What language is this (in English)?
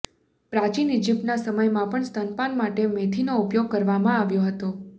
Gujarati